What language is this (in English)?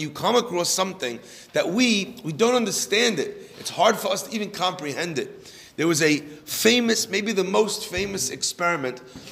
English